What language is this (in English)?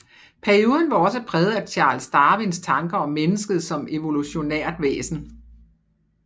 Danish